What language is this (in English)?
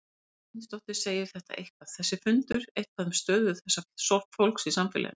Icelandic